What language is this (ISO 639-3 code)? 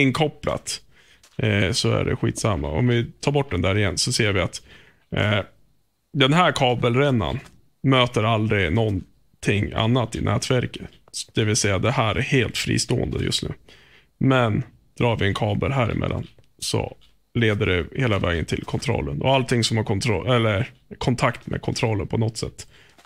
swe